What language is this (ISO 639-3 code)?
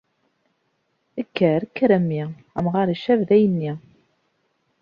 kab